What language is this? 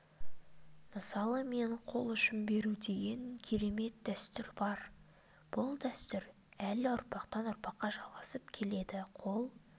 Kazakh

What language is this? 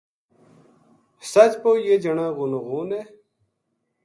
Gujari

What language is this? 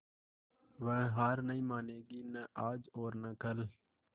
Hindi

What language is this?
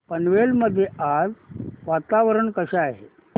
Marathi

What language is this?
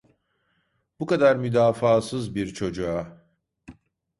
Turkish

